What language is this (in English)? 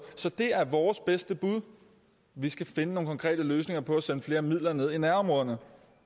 Danish